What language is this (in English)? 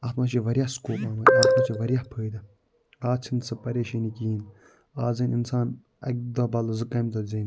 Kashmiri